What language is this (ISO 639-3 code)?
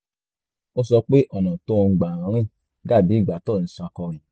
yor